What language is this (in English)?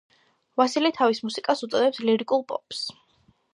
Georgian